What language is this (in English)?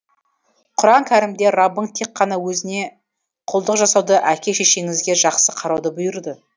Kazakh